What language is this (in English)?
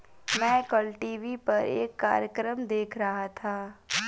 Hindi